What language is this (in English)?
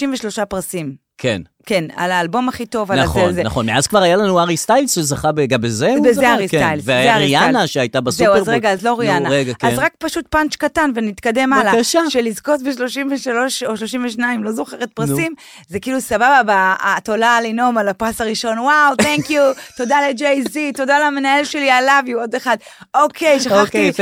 Hebrew